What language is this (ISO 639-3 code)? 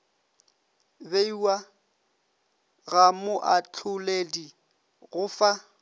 nso